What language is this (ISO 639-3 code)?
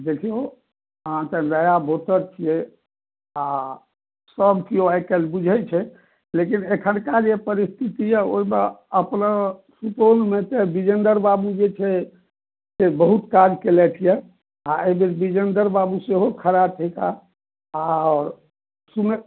mai